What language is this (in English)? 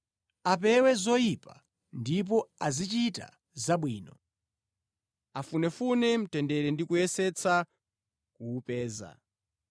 Nyanja